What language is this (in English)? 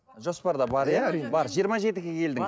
Kazakh